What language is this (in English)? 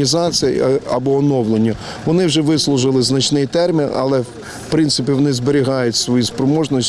Ukrainian